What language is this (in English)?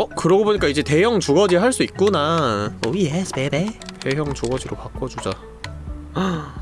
Korean